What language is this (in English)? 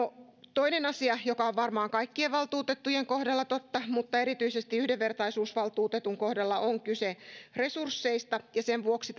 Finnish